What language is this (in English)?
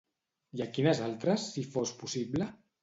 Catalan